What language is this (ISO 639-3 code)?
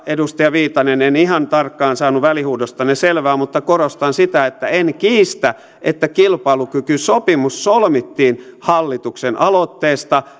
fin